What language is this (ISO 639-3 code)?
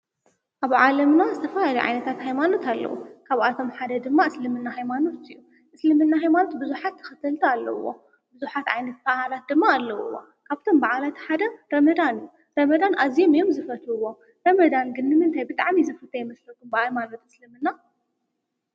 tir